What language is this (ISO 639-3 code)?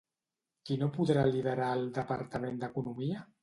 cat